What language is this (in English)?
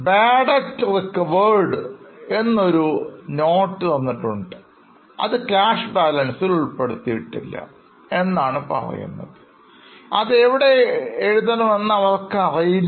Malayalam